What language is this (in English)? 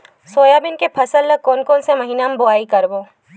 Chhattisgarhi